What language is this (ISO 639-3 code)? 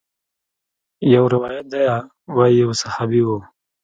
pus